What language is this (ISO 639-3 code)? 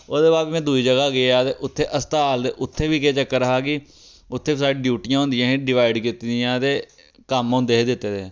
doi